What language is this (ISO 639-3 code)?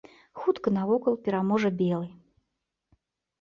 bel